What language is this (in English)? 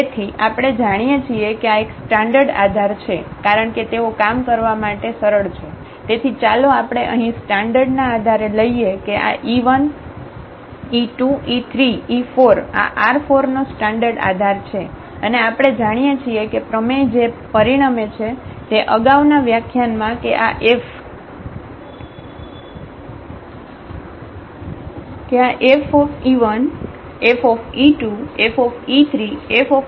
Gujarati